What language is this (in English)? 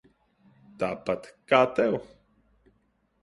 Latvian